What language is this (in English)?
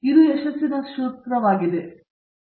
Kannada